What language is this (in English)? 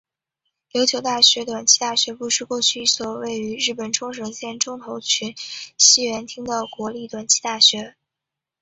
Chinese